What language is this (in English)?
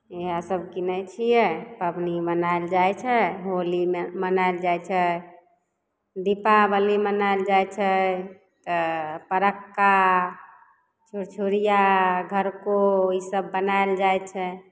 Maithili